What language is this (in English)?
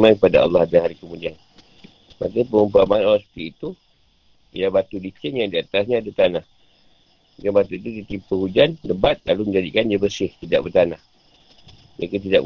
Malay